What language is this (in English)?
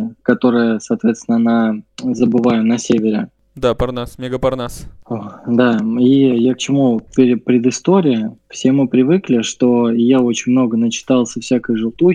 Russian